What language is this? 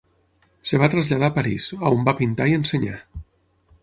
Catalan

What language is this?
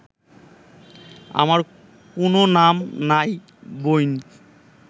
Bangla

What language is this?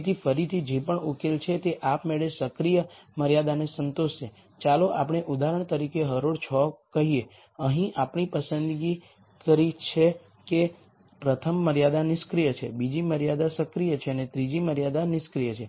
Gujarati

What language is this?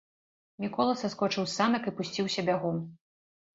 Belarusian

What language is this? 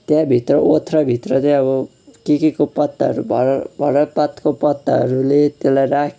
Nepali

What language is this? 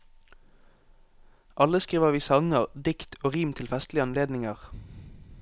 Norwegian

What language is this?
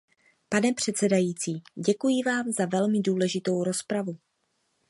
Czech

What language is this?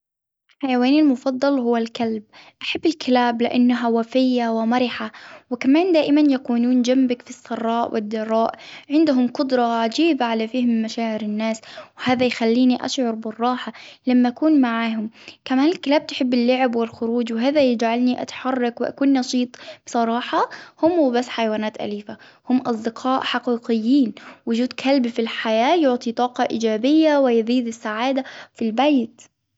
Hijazi Arabic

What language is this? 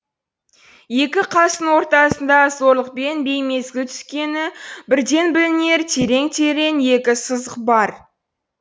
Kazakh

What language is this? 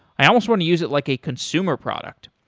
English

